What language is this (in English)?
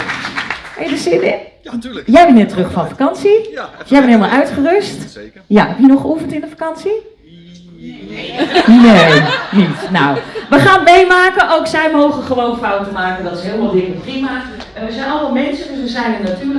Dutch